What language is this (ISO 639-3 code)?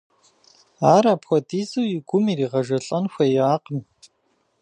kbd